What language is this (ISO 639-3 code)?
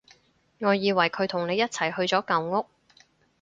yue